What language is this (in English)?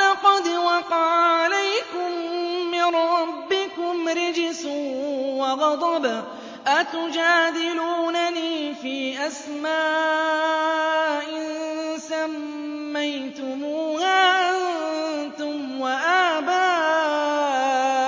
Arabic